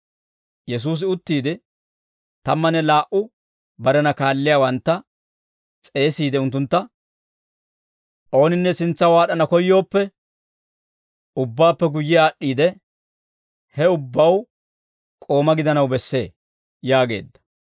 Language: Dawro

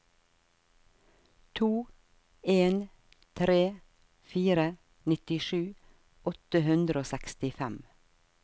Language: Norwegian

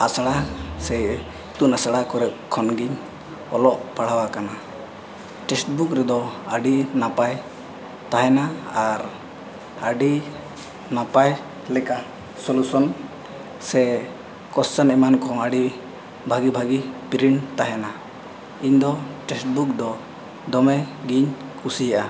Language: Santali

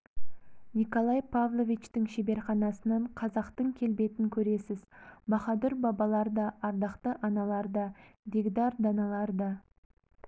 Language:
Kazakh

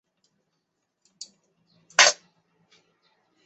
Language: Chinese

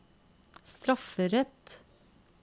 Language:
Norwegian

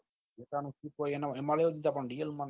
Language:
Gujarati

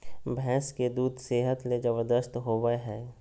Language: Magahi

